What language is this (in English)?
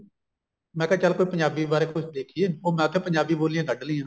Punjabi